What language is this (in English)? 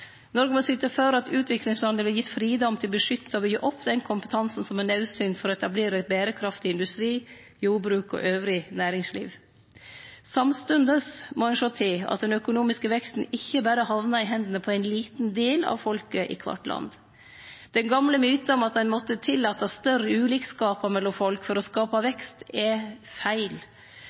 Norwegian Nynorsk